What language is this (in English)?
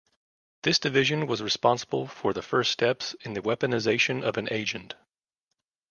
English